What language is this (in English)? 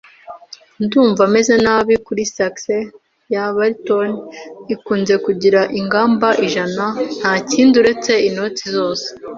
Kinyarwanda